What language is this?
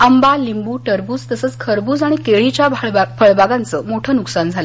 Marathi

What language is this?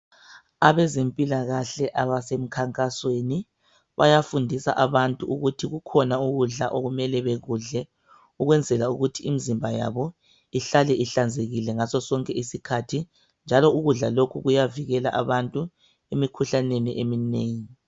North Ndebele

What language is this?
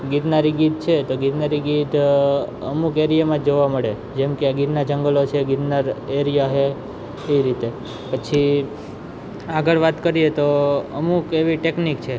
Gujarati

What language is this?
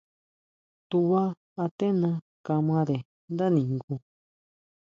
Huautla Mazatec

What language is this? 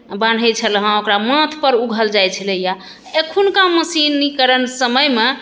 Maithili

